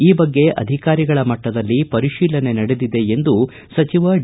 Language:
Kannada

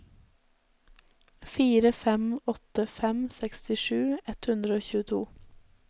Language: Norwegian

